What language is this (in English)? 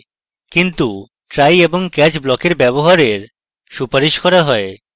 Bangla